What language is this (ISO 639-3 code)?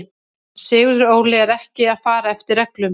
isl